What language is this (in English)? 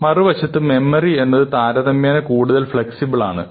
Malayalam